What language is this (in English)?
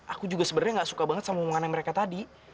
Indonesian